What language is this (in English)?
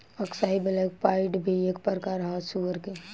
Bhojpuri